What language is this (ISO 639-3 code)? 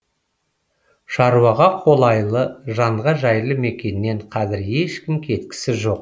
kaz